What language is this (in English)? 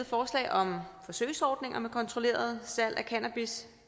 Danish